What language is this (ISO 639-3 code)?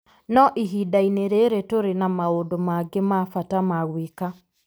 kik